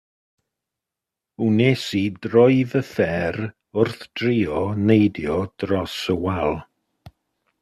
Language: Welsh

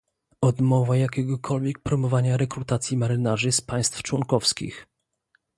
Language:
Polish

